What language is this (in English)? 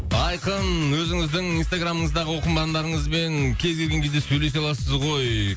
Kazakh